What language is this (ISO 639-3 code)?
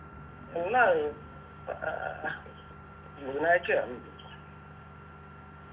mal